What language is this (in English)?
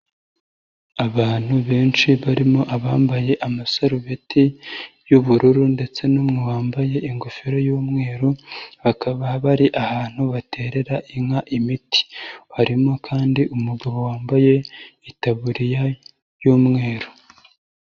Kinyarwanda